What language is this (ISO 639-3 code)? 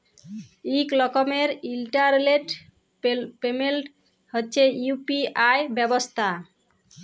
ben